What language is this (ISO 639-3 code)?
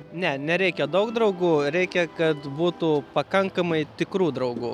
lit